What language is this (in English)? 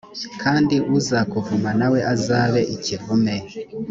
Kinyarwanda